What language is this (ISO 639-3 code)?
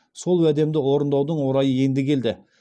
kaz